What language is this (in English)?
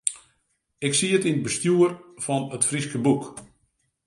Western Frisian